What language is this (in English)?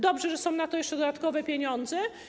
Polish